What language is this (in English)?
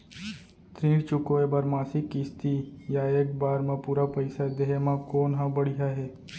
Chhattisgarhi